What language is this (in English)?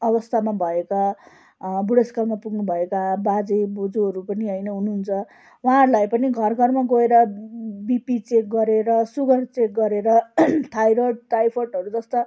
Nepali